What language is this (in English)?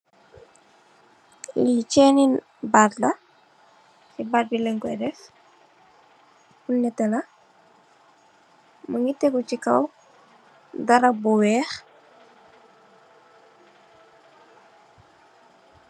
Wolof